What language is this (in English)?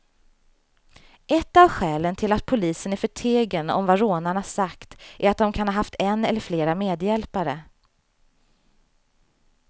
Swedish